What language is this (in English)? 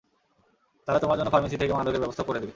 Bangla